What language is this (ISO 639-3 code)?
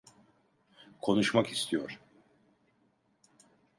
tur